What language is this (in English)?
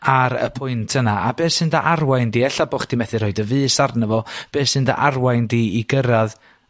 Welsh